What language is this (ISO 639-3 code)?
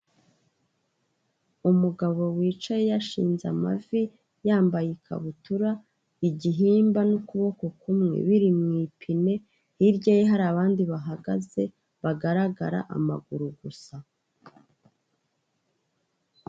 kin